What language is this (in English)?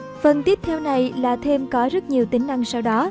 Vietnamese